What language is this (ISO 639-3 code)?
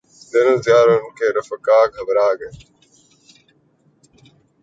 urd